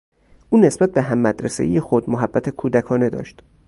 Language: Persian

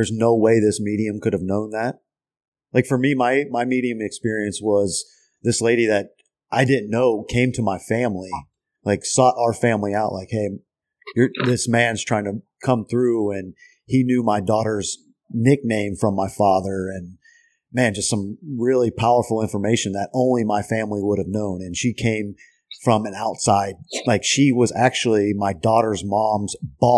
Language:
English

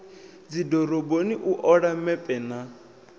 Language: Venda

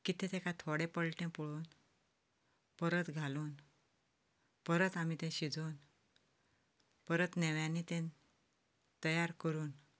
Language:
Konkani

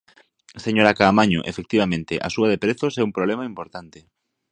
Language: Galician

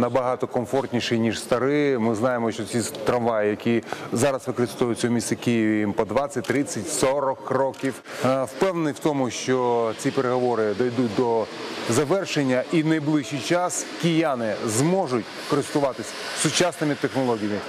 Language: Ukrainian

